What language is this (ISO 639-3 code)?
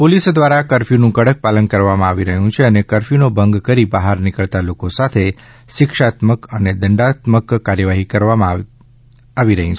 guj